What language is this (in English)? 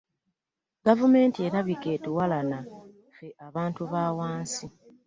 Ganda